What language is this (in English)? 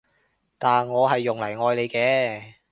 Cantonese